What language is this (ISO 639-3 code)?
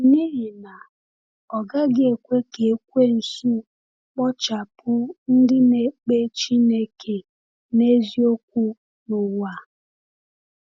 ibo